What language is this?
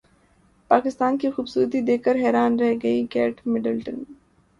Urdu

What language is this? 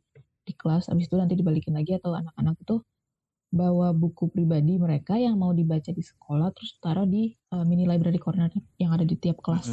Indonesian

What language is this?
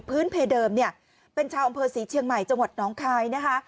Thai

